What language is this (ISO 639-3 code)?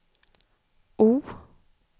swe